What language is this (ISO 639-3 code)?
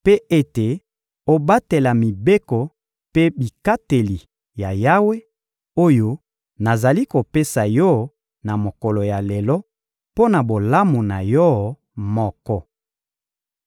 lin